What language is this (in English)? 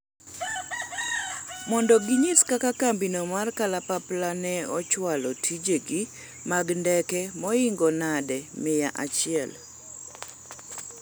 Luo (Kenya and Tanzania)